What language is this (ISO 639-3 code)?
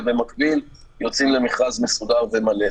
heb